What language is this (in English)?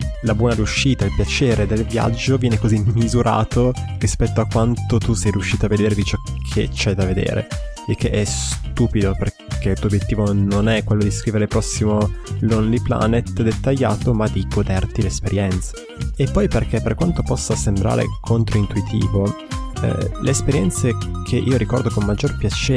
Italian